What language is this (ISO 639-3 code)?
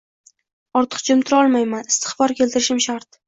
uzb